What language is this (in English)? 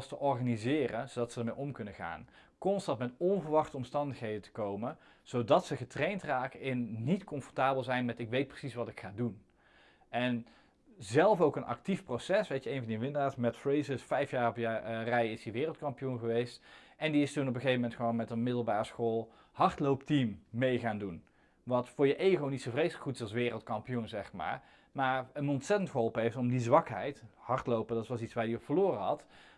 Dutch